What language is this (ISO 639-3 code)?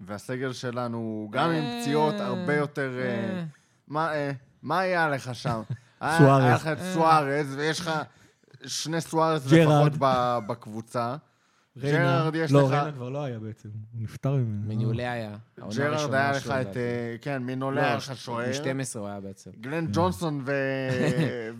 heb